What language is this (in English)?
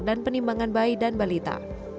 Indonesian